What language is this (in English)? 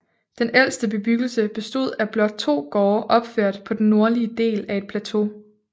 Danish